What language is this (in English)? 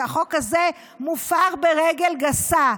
Hebrew